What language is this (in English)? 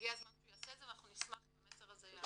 Hebrew